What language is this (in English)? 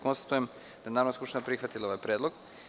Serbian